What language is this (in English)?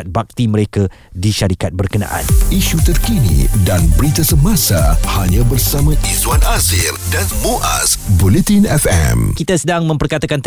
Malay